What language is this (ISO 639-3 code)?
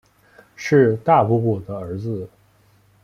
zho